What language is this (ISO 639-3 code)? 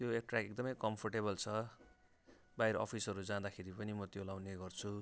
nep